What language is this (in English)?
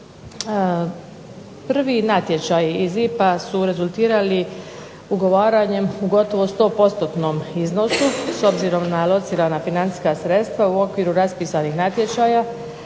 Croatian